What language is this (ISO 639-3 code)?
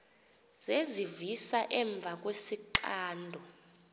xho